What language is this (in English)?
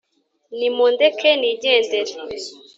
Kinyarwanda